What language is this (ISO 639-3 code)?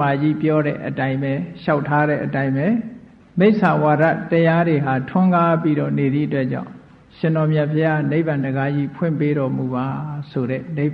mya